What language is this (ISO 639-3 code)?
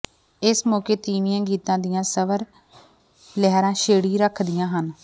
pan